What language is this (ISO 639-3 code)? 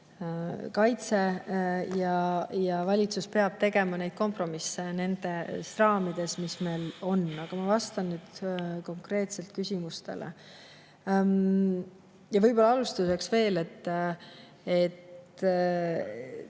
est